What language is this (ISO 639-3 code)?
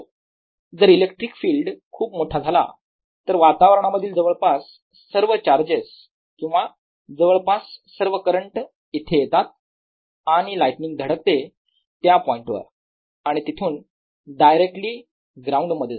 mar